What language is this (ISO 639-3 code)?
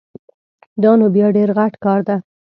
pus